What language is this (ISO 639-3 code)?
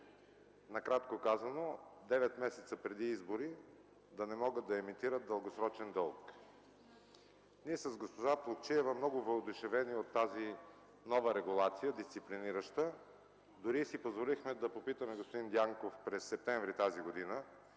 bul